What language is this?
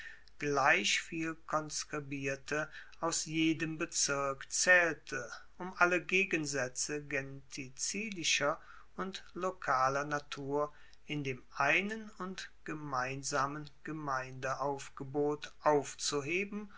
German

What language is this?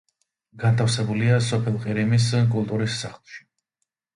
Georgian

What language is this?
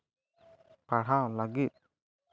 Santali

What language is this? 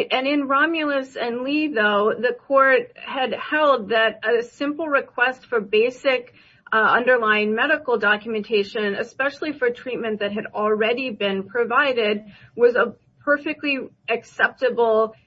English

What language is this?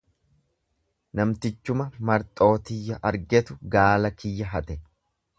Oromo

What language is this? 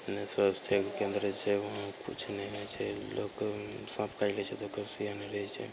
Maithili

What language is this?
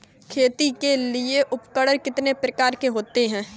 Hindi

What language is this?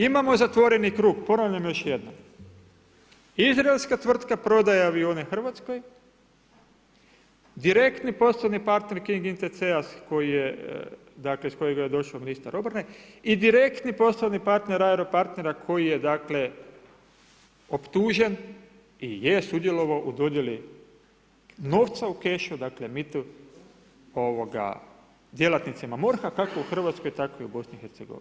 Croatian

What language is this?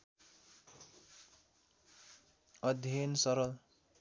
Nepali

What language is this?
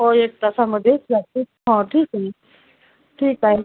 Marathi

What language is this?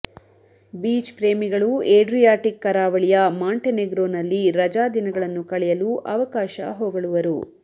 Kannada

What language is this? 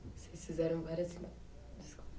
Portuguese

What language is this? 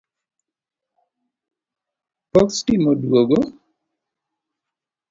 Luo (Kenya and Tanzania)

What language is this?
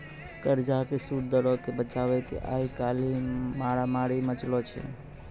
Maithili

